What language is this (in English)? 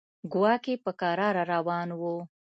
Pashto